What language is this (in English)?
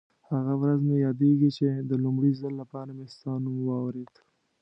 Pashto